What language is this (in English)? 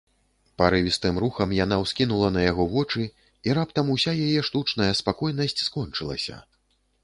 Belarusian